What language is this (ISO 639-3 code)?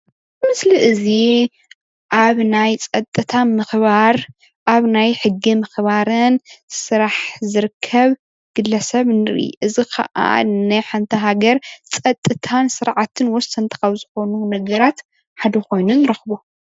tir